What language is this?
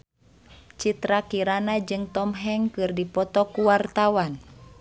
Sundanese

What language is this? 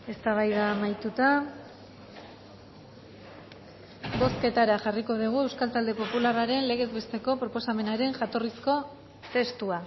Basque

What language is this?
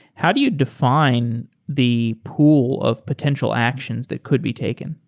English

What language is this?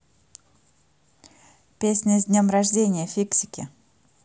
Russian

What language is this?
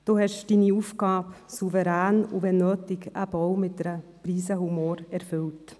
Swiss German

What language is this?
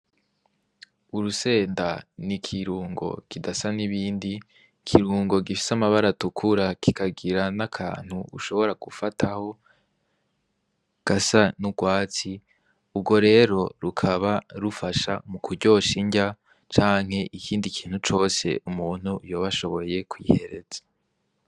Rundi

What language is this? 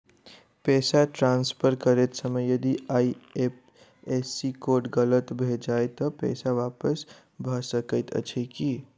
Maithili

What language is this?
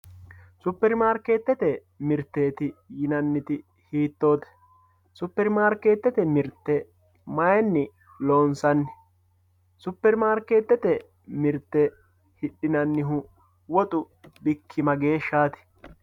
Sidamo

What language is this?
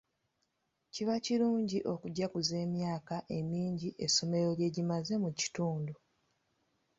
Ganda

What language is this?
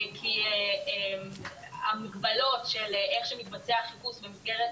Hebrew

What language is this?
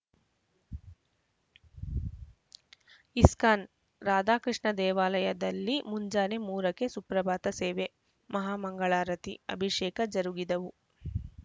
Kannada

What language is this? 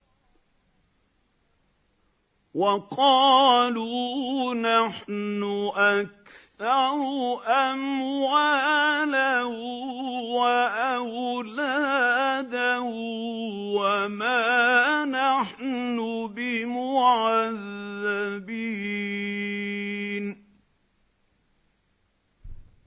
Arabic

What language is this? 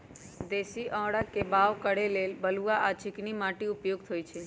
Magahi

